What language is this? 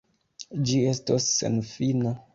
Esperanto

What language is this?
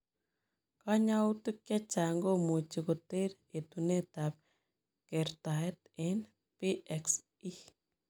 Kalenjin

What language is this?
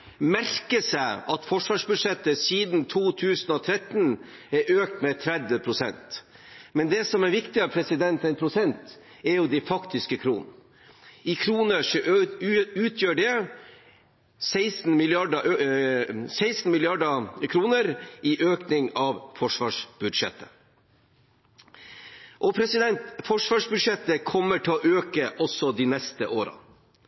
Norwegian Bokmål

